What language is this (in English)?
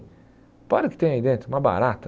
Portuguese